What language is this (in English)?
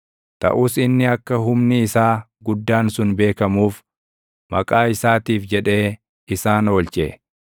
Oromo